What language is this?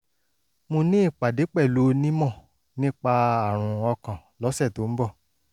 Yoruba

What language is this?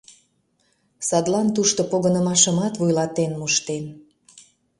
Mari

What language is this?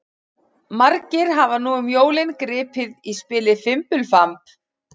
Icelandic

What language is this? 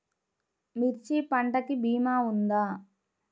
Telugu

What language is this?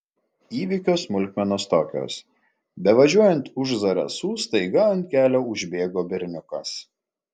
Lithuanian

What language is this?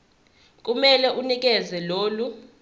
Zulu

